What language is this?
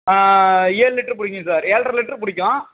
Tamil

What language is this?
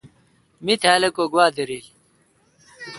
Kalkoti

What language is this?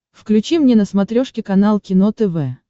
Russian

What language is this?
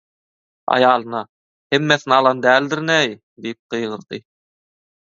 Turkmen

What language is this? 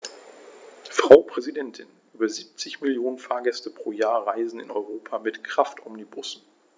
German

